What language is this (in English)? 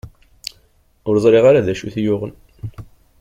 Kabyle